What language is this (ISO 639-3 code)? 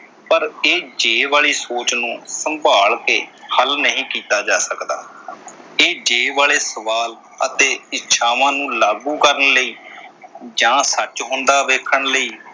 pan